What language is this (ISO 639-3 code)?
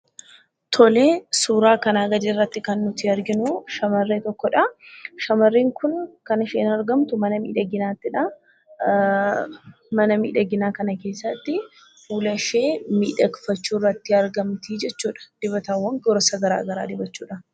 orm